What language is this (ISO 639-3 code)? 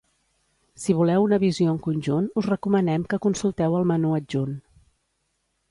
cat